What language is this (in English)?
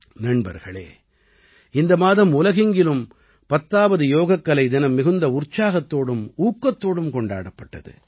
Tamil